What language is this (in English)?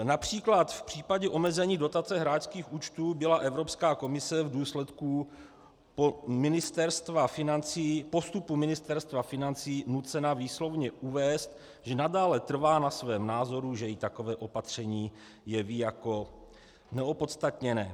Czech